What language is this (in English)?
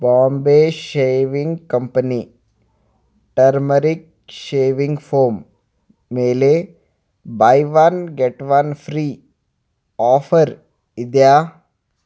Kannada